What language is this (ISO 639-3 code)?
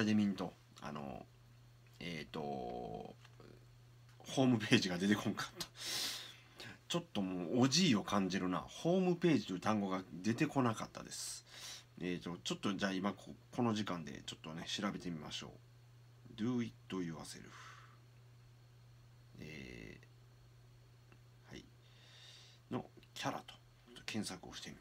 jpn